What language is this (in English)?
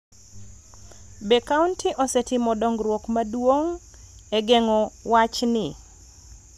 Luo (Kenya and Tanzania)